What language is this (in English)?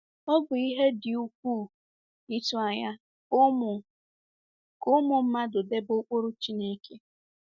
Igbo